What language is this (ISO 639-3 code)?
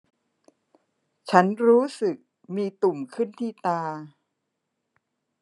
tha